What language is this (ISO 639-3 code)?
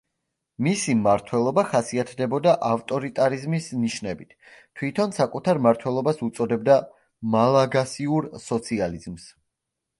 kat